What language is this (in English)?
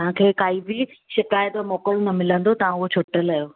Sindhi